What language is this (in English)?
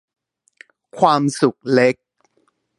Thai